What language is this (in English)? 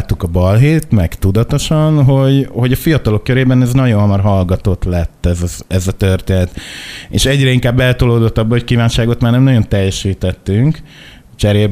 Hungarian